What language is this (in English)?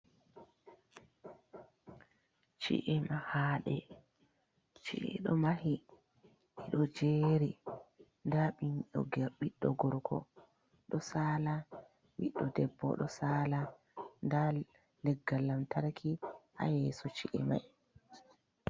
Fula